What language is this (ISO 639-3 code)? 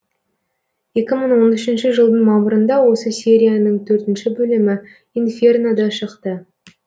kaz